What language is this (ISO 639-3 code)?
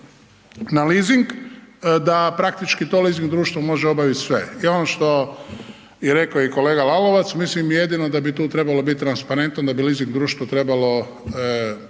hrv